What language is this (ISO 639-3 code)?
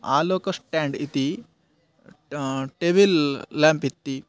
san